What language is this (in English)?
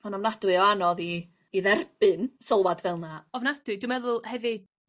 Welsh